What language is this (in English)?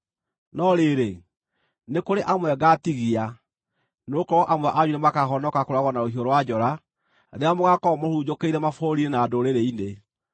Kikuyu